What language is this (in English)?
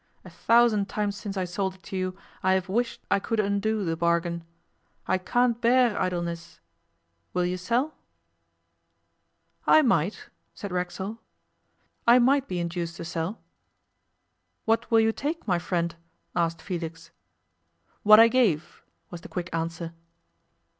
English